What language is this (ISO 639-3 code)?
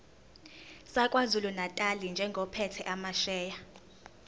zul